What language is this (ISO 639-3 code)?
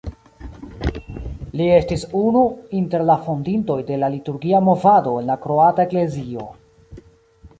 epo